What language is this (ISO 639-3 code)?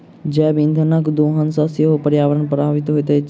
mai